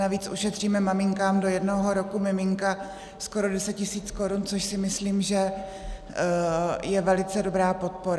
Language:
Czech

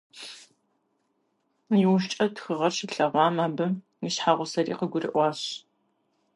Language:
Kabardian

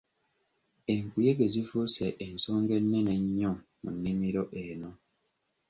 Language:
Ganda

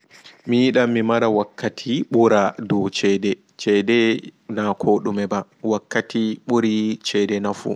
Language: Fula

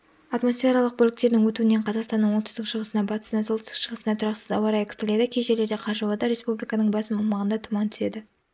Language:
Kazakh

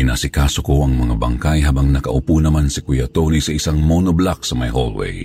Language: Filipino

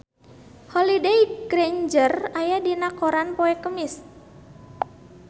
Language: Sundanese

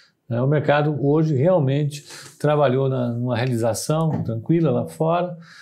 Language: Portuguese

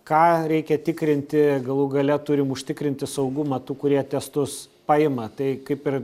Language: Lithuanian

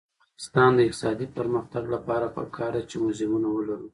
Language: Pashto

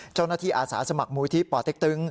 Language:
Thai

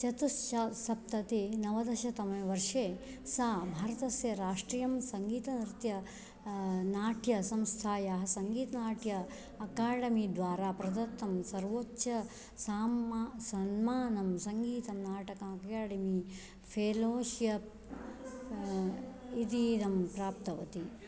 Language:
Sanskrit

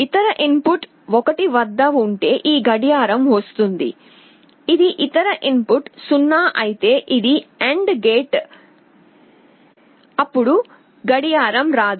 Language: Telugu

